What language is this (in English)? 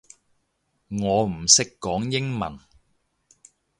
Cantonese